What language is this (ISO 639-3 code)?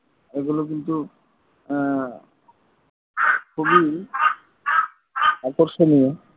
ben